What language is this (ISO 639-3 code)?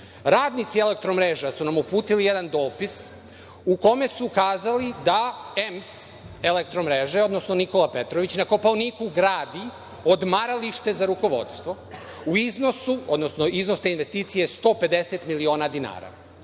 srp